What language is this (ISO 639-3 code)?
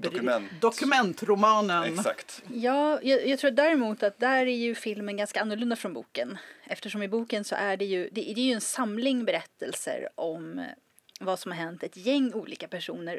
swe